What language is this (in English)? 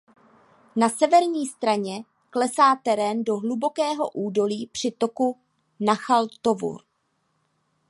Czech